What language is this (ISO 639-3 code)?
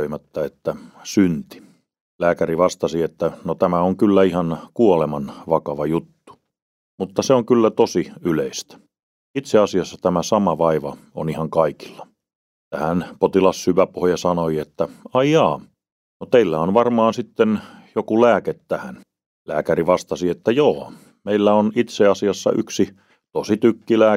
fin